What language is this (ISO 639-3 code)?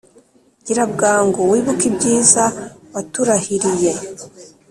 kin